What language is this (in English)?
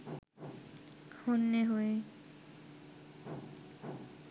Bangla